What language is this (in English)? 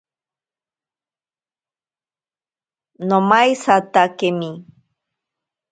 Ashéninka Perené